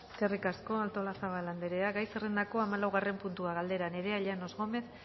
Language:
Basque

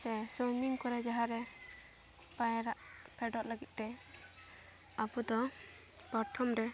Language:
Santali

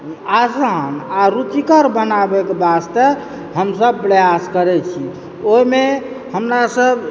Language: Maithili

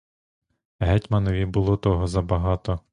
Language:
Ukrainian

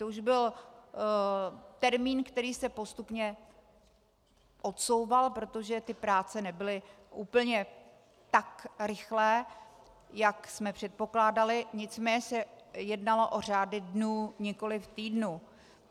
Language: Czech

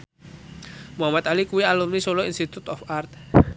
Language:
Javanese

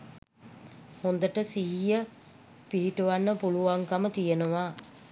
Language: Sinhala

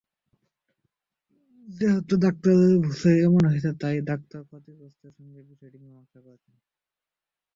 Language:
Bangla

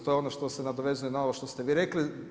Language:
Croatian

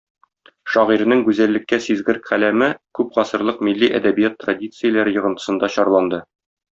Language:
Tatar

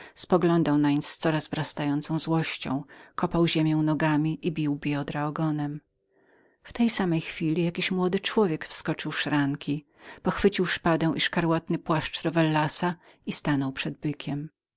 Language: Polish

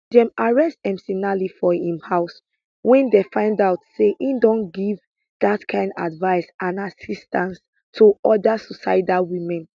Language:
Nigerian Pidgin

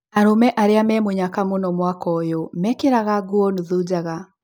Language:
Kikuyu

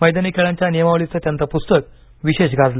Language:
Marathi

